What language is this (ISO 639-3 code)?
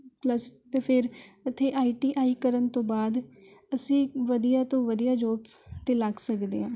pan